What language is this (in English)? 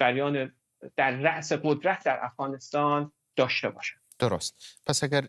Persian